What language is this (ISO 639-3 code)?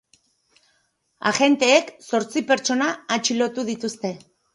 eus